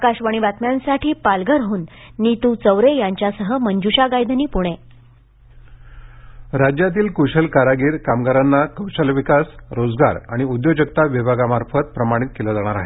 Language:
Marathi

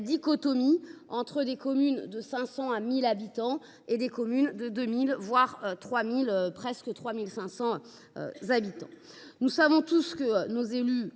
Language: French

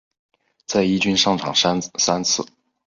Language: Chinese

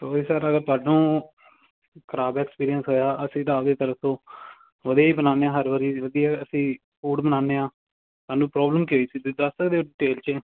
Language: Punjabi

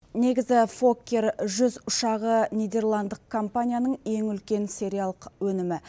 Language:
Kazakh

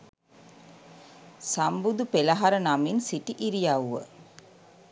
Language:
Sinhala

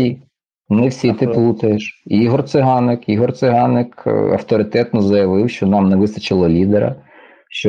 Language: Ukrainian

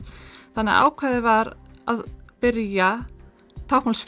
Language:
Icelandic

